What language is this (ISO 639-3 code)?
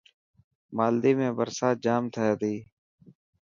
mki